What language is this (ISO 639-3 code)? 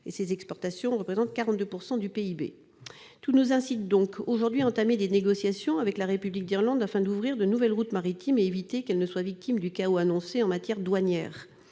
fra